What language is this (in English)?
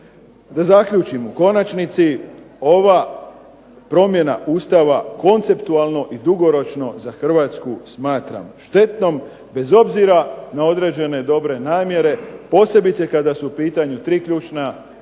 Croatian